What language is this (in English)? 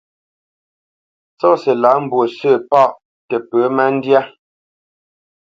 Bamenyam